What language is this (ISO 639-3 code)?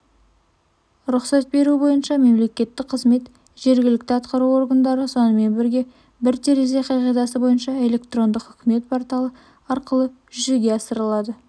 kaz